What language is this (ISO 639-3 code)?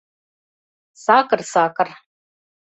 chm